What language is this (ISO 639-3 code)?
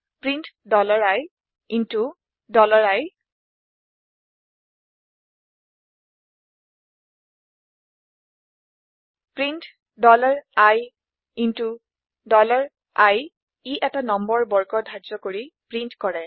asm